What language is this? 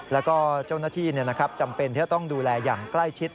Thai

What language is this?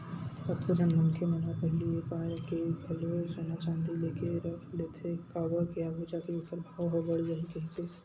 Chhattisgarhi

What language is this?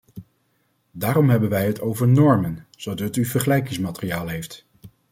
Dutch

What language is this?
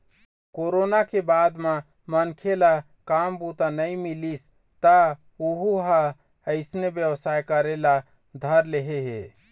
Chhattisgarhi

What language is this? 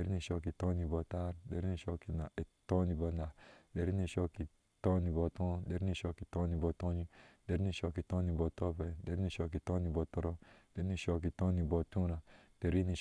Ashe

